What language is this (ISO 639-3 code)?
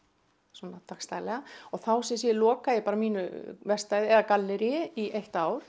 isl